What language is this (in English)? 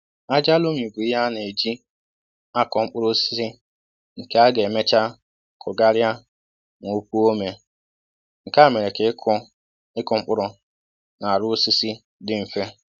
Igbo